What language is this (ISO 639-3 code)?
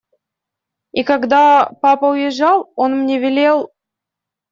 rus